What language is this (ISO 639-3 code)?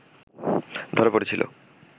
ben